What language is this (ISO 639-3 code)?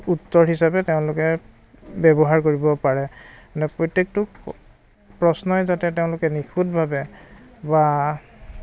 asm